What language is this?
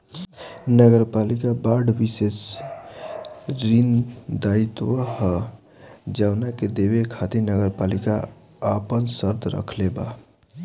Bhojpuri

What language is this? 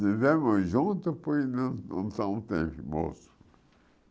Portuguese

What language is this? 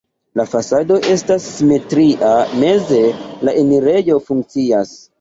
Esperanto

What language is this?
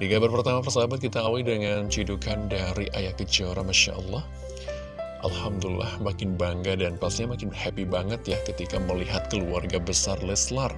Indonesian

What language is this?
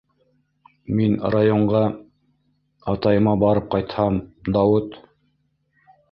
Bashkir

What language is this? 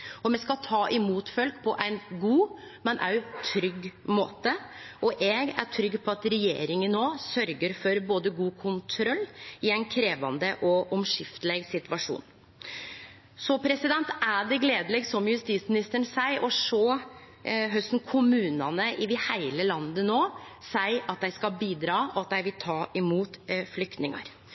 Norwegian Nynorsk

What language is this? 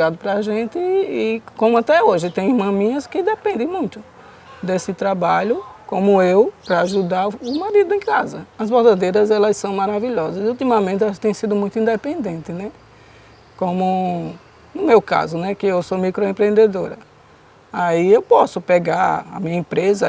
Portuguese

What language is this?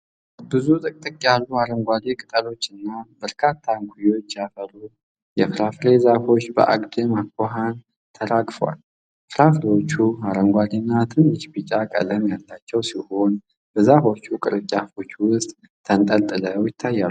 Amharic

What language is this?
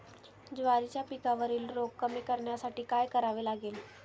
Marathi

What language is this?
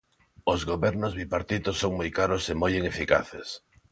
Galician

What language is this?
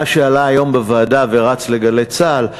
Hebrew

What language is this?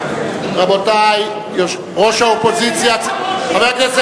Hebrew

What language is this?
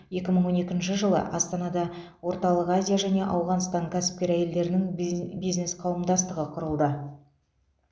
Kazakh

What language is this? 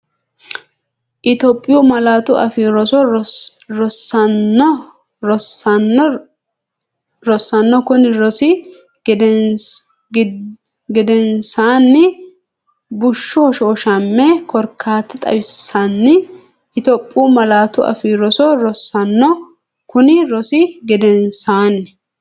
Sidamo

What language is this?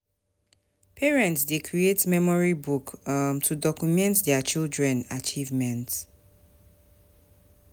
Nigerian Pidgin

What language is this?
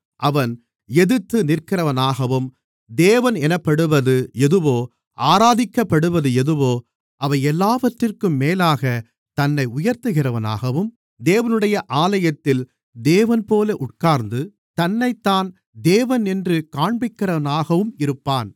Tamil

